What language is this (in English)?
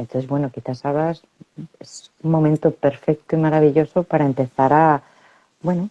Spanish